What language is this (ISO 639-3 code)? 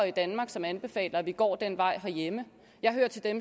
dan